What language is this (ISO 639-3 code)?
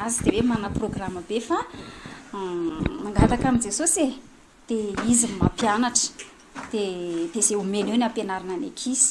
fra